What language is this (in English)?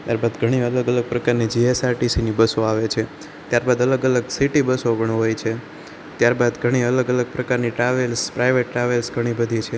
Gujarati